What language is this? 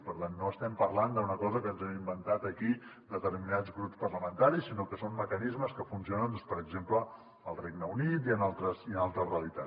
Catalan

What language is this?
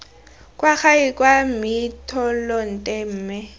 Tswana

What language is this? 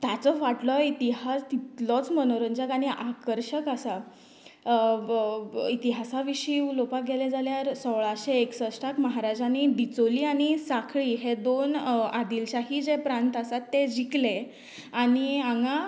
Konkani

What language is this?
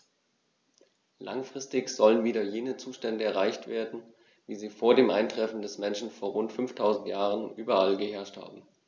German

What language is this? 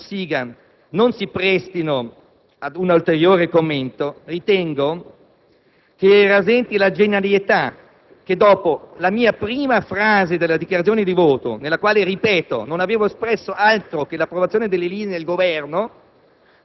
Italian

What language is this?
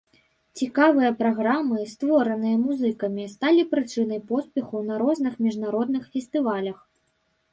Belarusian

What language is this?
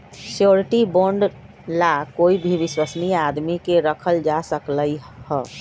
Magahi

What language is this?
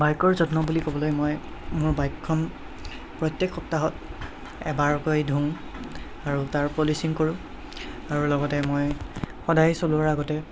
Assamese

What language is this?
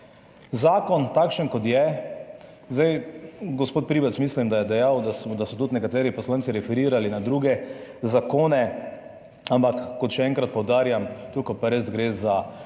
Slovenian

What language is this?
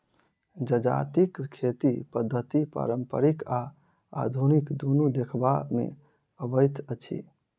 Maithili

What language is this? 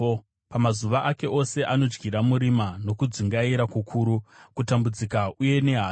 Shona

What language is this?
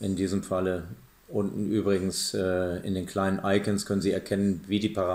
German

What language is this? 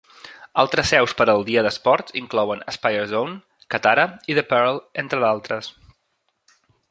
Catalan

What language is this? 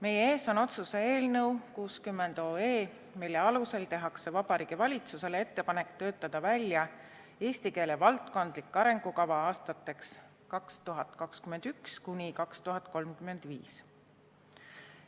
Estonian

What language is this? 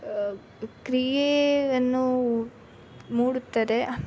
Kannada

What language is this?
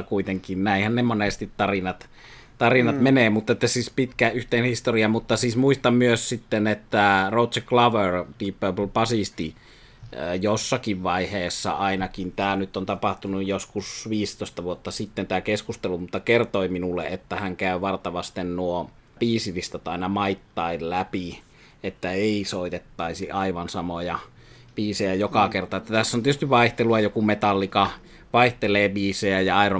Finnish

